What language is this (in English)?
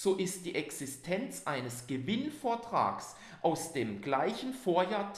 German